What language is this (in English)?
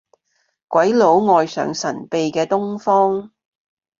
Cantonese